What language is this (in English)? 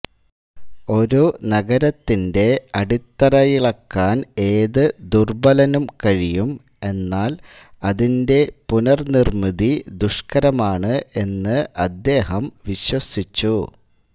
Malayalam